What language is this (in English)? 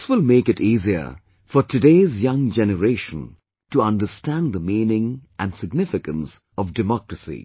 English